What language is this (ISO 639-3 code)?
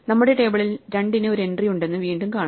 mal